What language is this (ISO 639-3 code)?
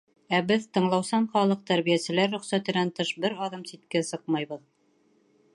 bak